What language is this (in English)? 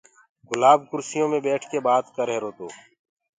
Gurgula